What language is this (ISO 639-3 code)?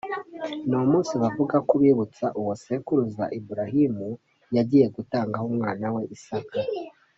kin